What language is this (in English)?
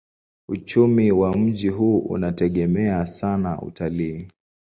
Swahili